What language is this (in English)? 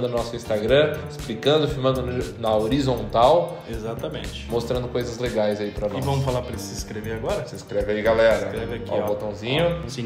Portuguese